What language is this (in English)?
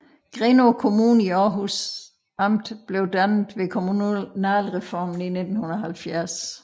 Danish